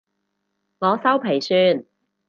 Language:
Cantonese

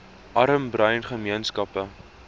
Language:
Afrikaans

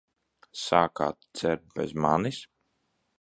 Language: Latvian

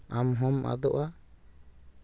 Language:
Santali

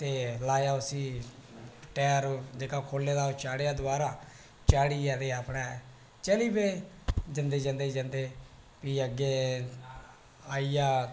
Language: Dogri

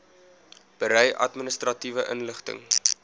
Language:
Afrikaans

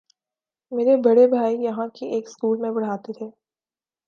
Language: Urdu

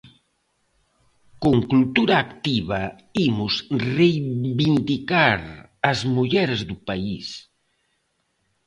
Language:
Galician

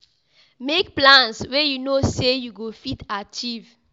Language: Nigerian Pidgin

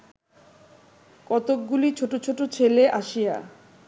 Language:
Bangla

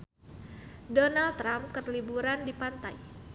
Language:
Sundanese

